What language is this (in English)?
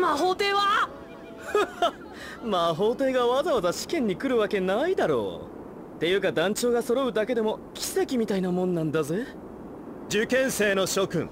Japanese